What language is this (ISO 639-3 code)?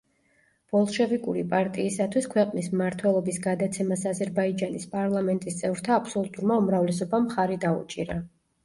kat